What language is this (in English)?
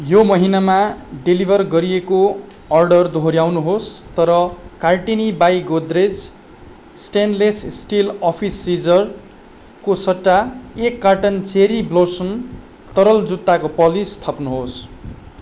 Nepali